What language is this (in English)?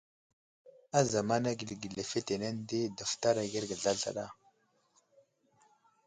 Wuzlam